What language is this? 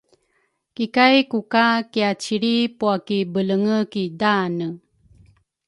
Rukai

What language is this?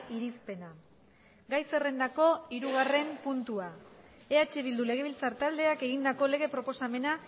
Basque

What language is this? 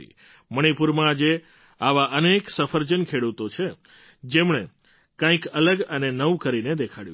Gujarati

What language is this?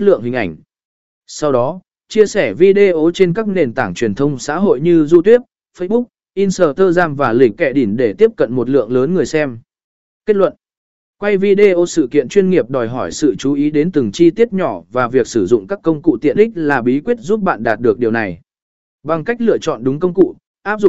Vietnamese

